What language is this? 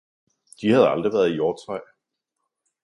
Danish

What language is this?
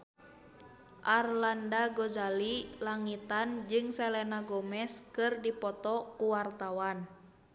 Sundanese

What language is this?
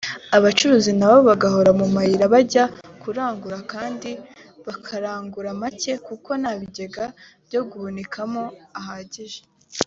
Kinyarwanda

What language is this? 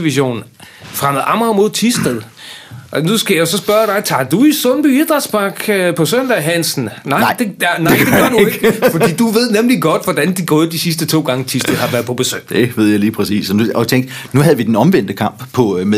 Danish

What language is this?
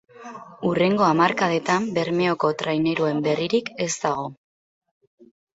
Basque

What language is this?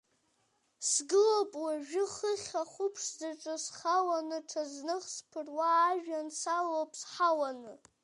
Abkhazian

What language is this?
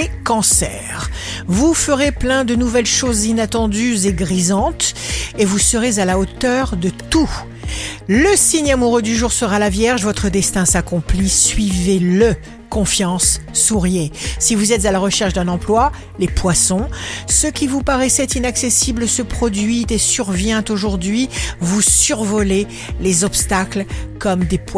French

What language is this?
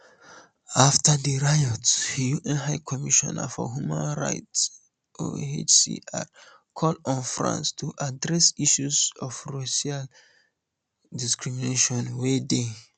Nigerian Pidgin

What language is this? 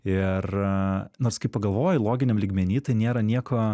Lithuanian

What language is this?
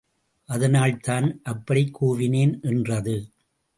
Tamil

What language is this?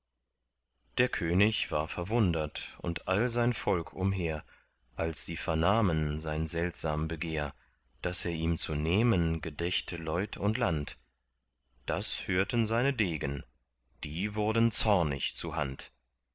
German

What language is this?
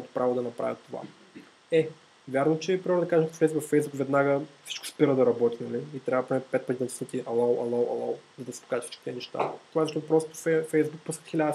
Bulgarian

